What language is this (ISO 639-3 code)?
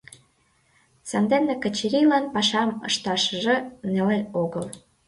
chm